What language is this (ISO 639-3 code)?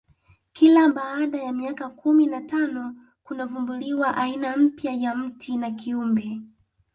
swa